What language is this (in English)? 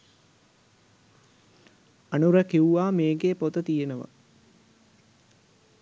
Sinhala